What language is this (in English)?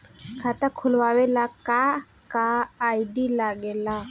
Bhojpuri